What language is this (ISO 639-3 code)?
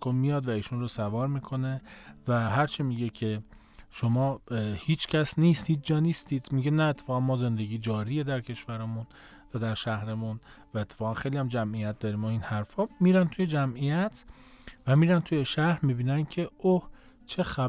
fas